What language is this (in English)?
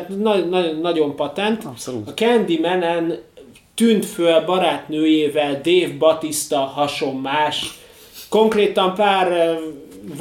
Hungarian